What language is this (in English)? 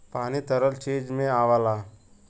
Bhojpuri